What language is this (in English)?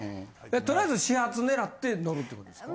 Japanese